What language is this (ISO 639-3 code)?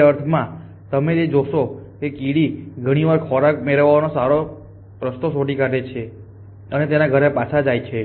guj